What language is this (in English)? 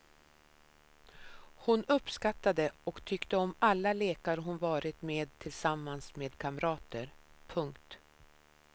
Swedish